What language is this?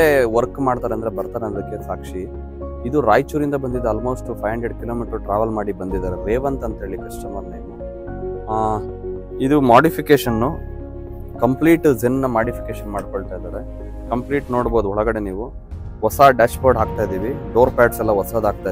Arabic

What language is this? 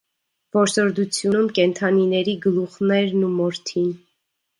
Armenian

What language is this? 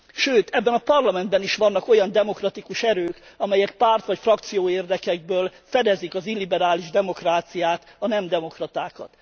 Hungarian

